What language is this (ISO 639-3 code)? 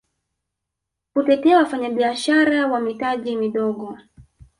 swa